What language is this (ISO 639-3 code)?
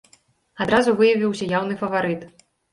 bel